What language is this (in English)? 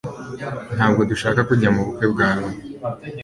Kinyarwanda